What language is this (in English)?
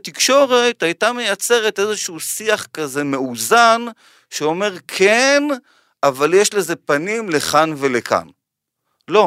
Hebrew